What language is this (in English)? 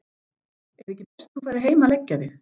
Icelandic